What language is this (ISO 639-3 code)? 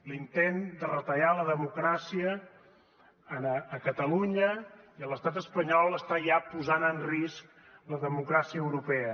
cat